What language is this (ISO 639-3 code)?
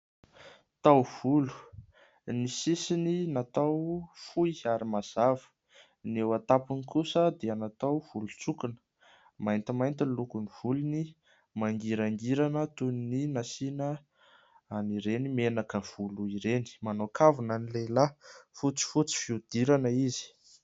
mlg